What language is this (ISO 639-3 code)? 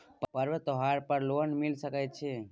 mai